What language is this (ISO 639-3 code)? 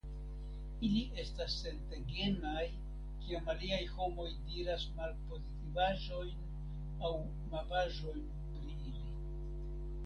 epo